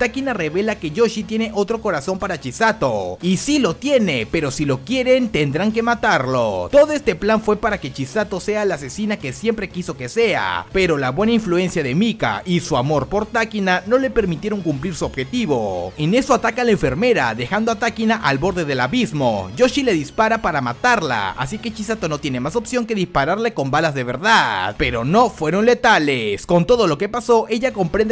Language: Spanish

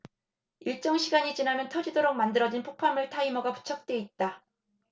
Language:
Korean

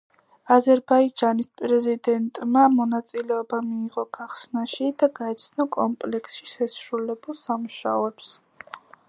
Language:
Georgian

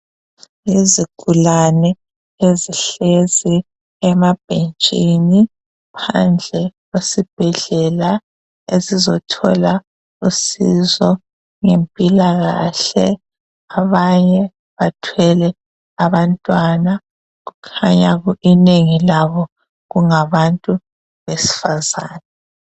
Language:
North Ndebele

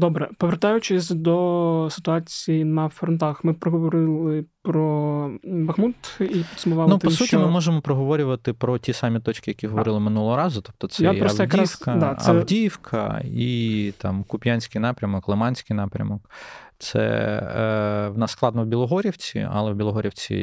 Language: Ukrainian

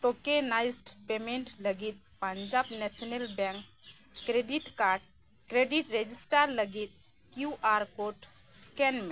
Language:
Santali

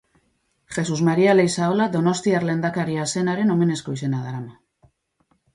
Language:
Basque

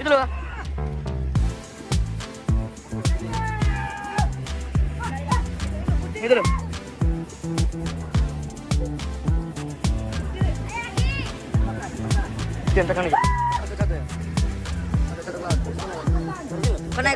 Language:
Indonesian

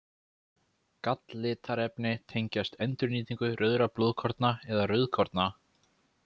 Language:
Icelandic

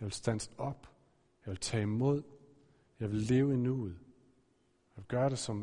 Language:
Danish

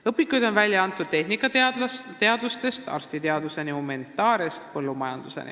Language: Estonian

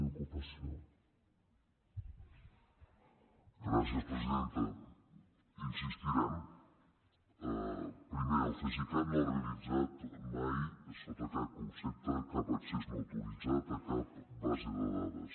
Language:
Catalan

